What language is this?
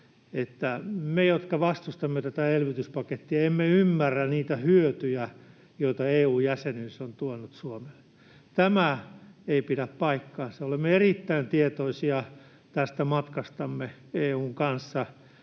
Finnish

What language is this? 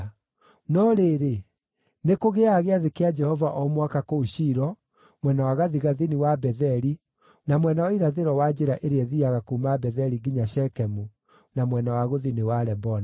Kikuyu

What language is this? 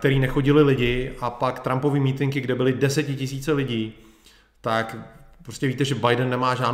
Czech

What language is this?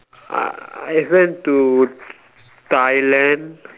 English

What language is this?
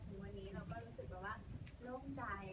Thai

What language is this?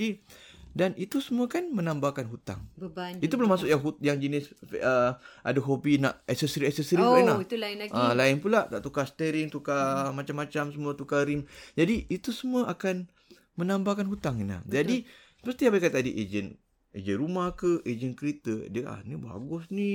Malay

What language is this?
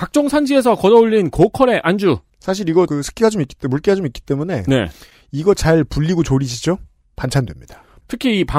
Korean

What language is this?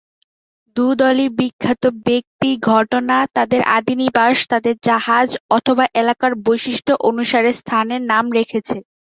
Bangla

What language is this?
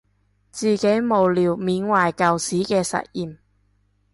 Cantonese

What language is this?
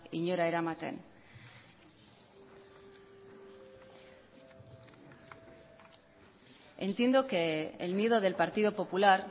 Spanish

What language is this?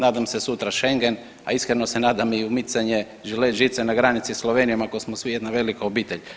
Croatian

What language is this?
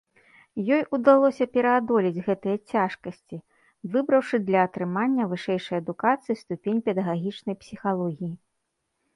Belarusian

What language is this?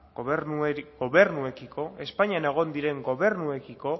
Basque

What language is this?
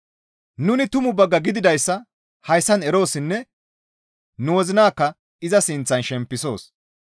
Gamo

